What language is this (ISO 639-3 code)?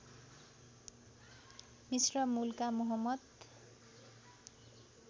nep